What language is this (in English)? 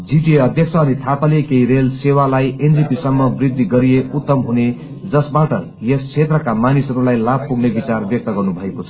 Nepali